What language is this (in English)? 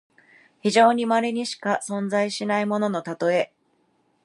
Japanese